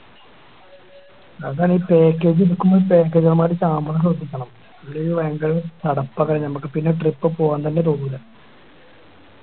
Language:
Malayalam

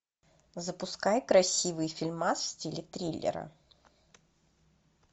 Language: Russian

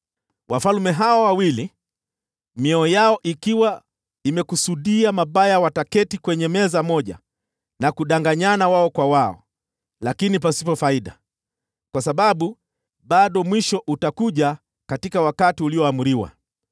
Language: Swahili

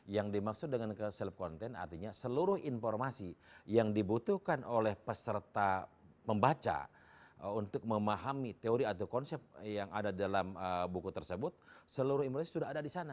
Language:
Indonesian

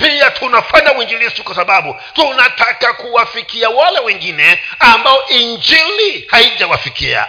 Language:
Swahili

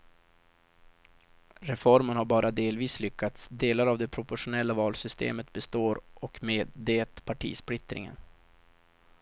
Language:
Swedish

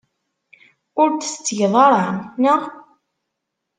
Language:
Kabyle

